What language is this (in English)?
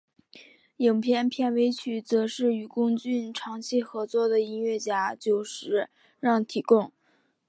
Chinese